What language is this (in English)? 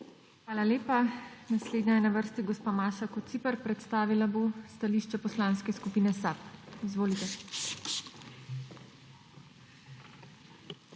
Slovenian